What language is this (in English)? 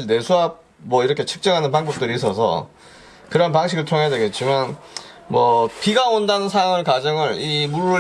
Korean